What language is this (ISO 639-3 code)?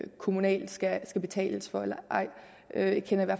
dan